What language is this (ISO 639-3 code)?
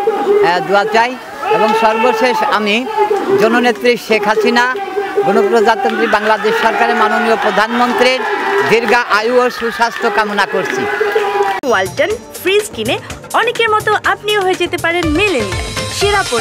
ron